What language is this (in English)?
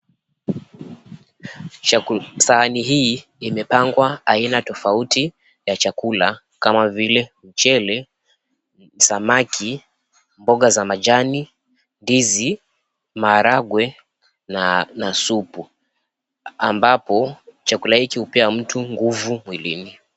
Swahili